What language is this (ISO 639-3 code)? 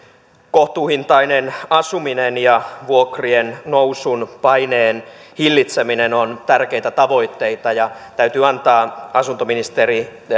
fin